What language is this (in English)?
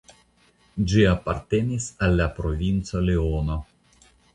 Esperanto